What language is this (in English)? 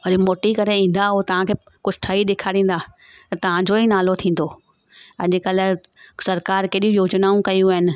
Sindhi